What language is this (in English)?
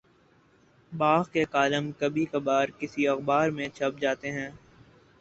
Urdu